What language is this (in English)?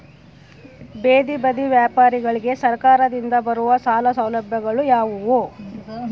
Kannada